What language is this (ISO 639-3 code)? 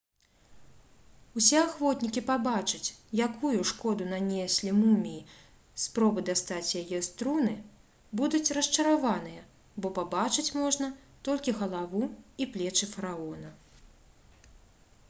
bel